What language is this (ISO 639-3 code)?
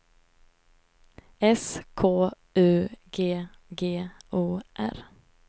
swe